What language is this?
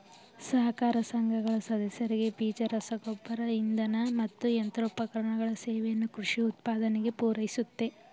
Kannada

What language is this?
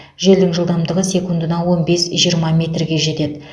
Kazakh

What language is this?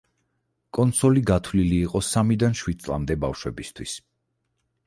Georgian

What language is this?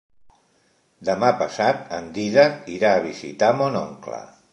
Catalan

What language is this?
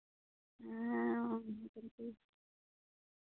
Santali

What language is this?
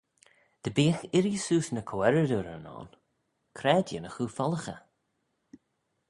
Manx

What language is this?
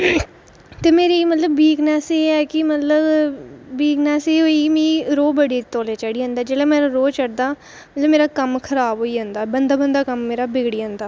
Dogri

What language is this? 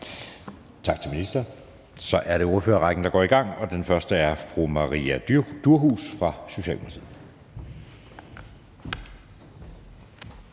Danish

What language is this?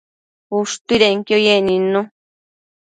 Matsés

